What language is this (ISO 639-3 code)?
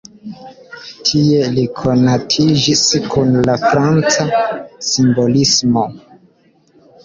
epo